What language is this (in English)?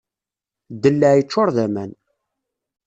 Kabyle